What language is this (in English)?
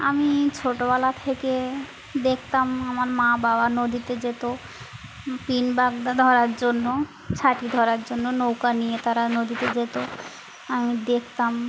Bangla